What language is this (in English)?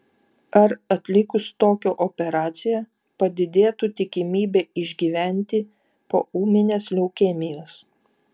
Lithuanian